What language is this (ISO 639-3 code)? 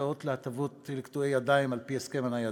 heb